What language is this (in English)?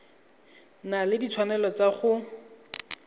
Tswana